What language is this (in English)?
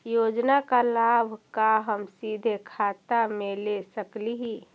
Magahi